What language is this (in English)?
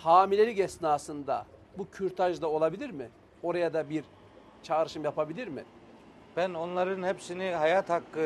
Turkish